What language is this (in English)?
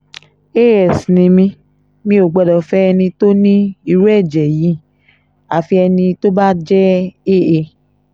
Yoruba